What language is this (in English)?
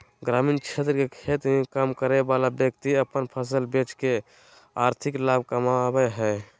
Magahi